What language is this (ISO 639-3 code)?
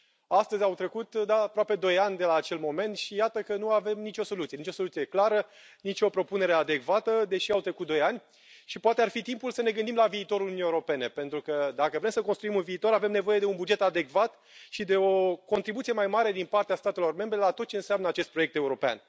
ron